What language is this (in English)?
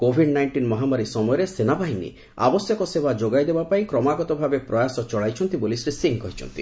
Odia